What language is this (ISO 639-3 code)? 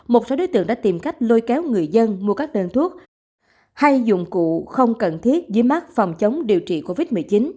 vie